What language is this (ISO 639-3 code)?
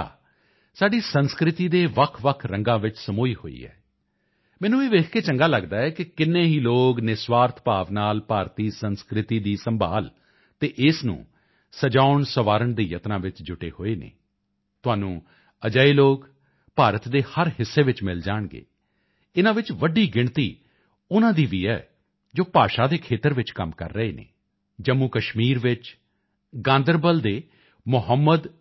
pan